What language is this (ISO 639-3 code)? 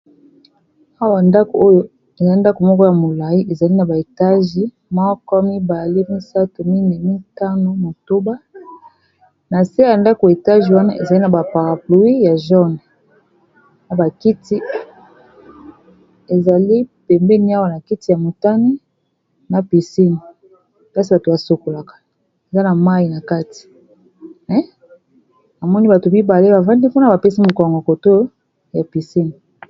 lin